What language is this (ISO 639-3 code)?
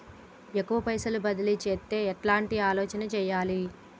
tel